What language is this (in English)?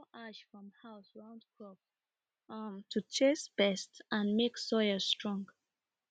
Nigerian Pidgin